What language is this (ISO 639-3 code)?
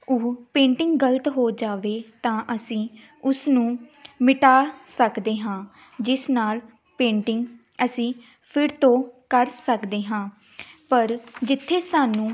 pan